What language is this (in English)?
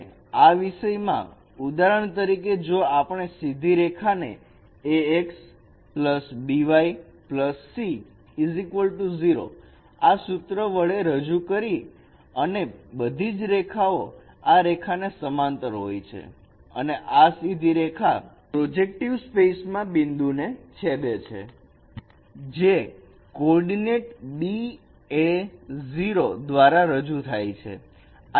Gujarati